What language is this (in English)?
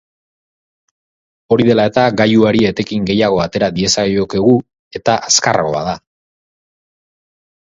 Basque